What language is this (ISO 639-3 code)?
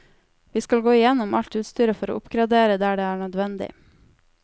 nor